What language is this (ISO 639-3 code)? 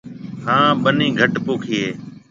mve